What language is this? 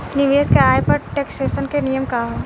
Bhojpuri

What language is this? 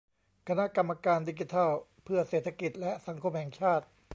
Thai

